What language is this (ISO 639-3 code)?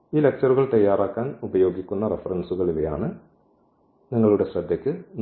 mal